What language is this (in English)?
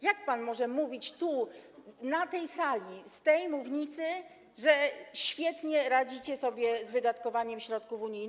Polish